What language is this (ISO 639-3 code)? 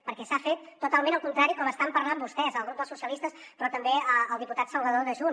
cat